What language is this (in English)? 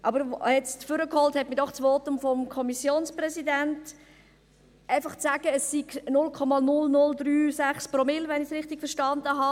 Swiss German